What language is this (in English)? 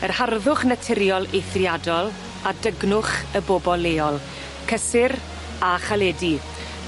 Welsh